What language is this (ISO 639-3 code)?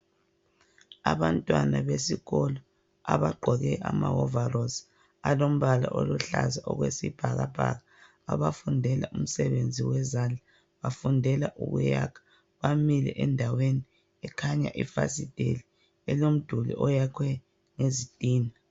nde